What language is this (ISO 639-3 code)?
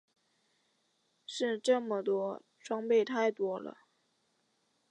zho